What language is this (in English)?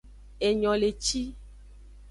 Aja (Benin)